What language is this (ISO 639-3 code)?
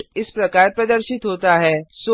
hin